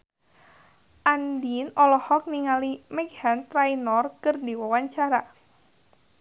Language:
Sundanese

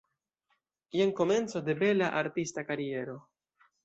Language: Esperanto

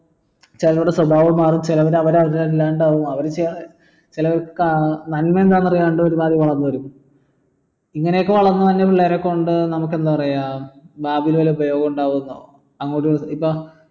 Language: Malayalam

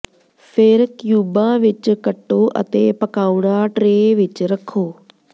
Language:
Punjabi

